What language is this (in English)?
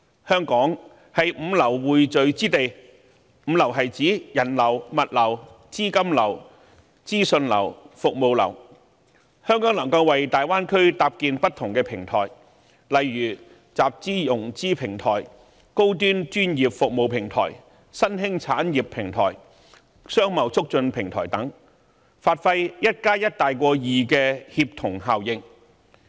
Cantonese